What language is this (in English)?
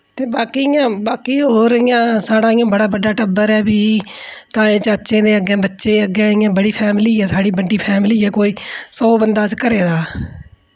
Dogri